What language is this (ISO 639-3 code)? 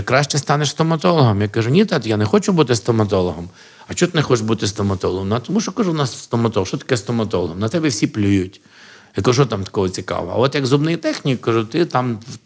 ukr